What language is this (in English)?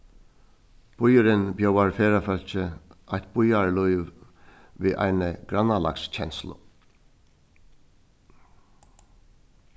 Faroese